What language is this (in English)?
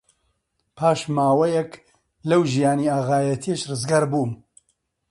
Central Kurdish